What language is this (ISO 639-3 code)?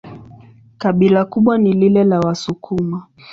swa